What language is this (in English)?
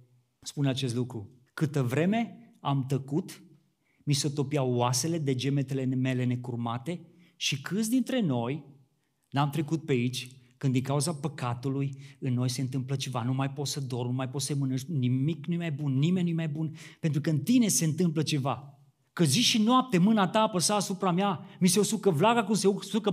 Romanian